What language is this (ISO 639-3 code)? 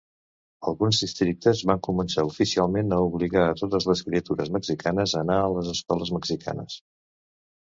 cat